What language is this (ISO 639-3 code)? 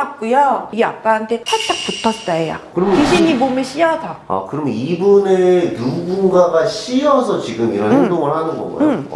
kor